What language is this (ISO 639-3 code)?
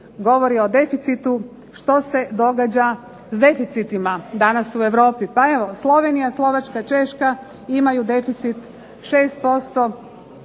hrv